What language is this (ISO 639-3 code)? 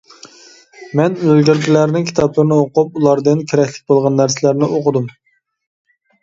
uig